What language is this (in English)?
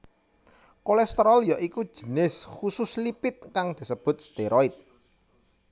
Javanese